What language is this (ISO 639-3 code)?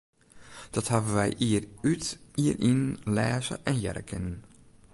fry